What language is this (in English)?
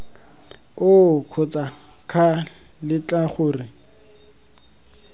Tswana